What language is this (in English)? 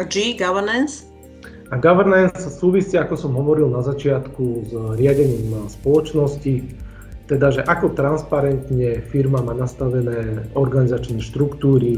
Slovak